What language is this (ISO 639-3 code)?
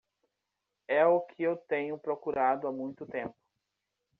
por